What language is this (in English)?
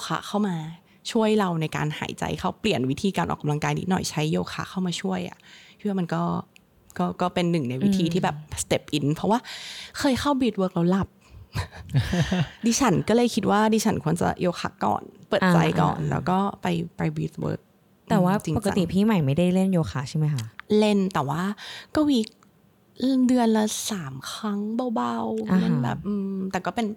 Thai